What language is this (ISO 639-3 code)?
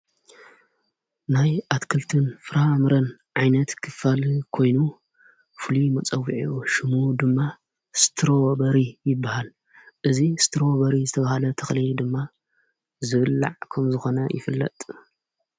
tir